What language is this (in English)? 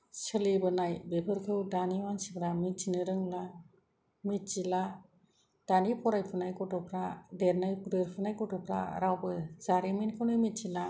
Bodo